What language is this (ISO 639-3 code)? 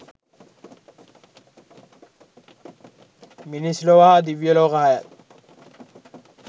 sin